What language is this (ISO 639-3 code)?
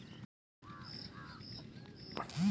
hin